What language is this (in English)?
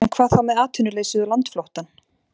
Icelandic